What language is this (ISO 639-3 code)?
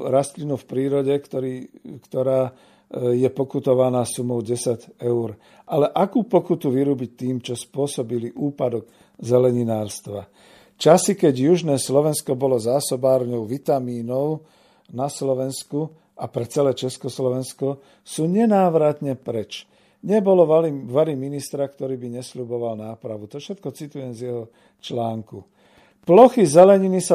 slk